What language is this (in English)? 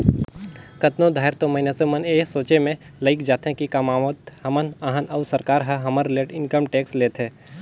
Chhattisgarhi